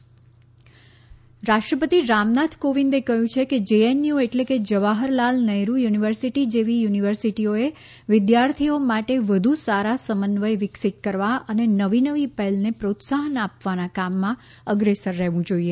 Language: Gujarati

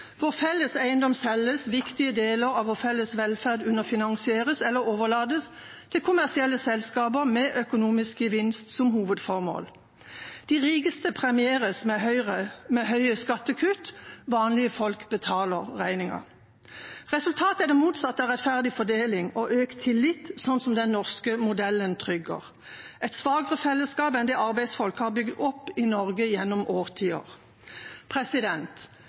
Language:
Norwegian Bokmål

